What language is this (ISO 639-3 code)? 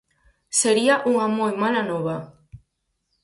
glg